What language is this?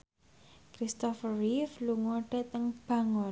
Javanese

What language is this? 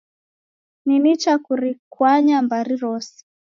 Taita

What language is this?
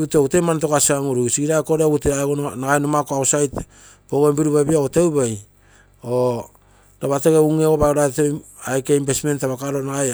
Terei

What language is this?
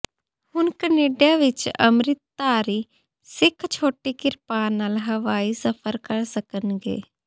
Punjabi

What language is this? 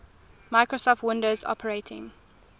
English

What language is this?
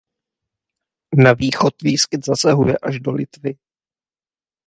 Czech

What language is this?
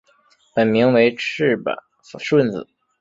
Chinese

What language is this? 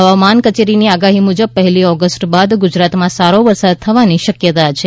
Gujarati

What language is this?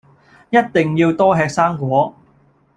Cantonese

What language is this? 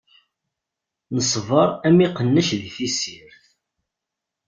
Kabyle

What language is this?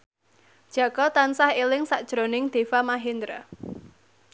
Javanese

